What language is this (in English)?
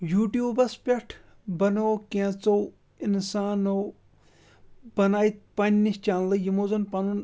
Kashmiri